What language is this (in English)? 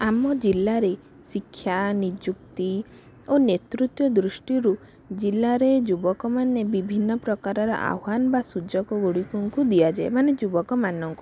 Odia